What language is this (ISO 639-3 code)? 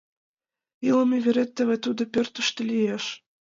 chm